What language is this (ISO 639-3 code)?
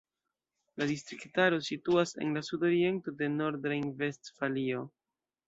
epo